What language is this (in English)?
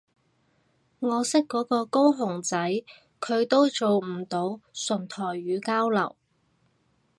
Cantonese